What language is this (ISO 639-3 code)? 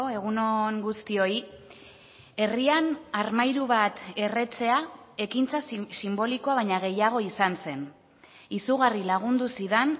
eus